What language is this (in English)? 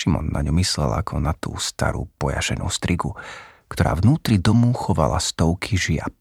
Slovak